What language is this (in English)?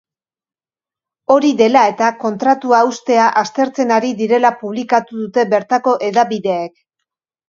Basque